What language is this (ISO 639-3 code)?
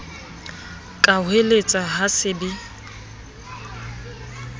sot